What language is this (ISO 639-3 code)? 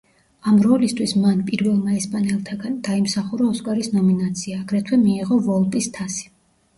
kat